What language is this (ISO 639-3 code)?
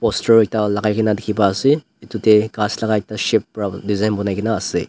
nag